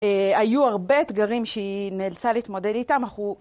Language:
Hebrew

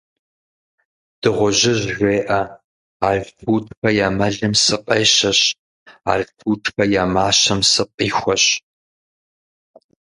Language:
Kabardian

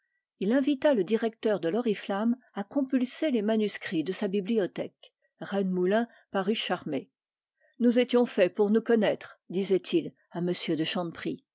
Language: French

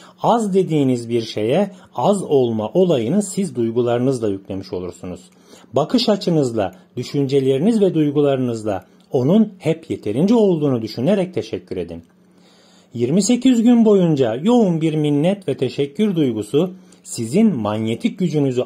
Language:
Turkish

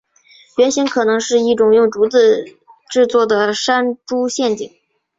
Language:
Chinese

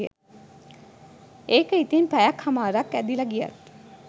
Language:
Sinhala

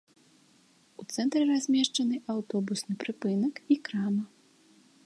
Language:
Belarusian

